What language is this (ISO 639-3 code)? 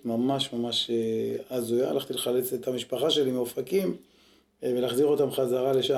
heb